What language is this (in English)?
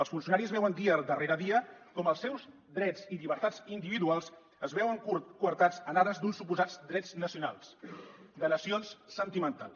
Catalan